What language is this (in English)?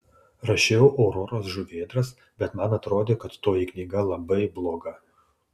Lithuanian